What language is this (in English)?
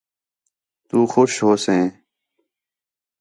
Khetrani